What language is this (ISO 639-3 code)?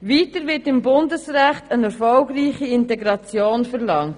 gsw